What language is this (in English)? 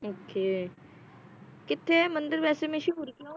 Punjabi